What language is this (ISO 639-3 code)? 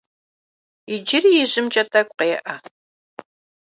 kbd